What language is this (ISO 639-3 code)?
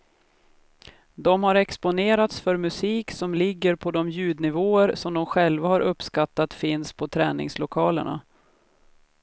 swe